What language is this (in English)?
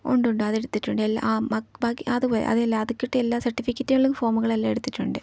Malayalam